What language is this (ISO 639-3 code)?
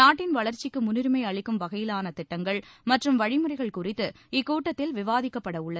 tam